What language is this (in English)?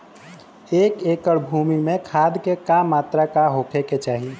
Bhojpuri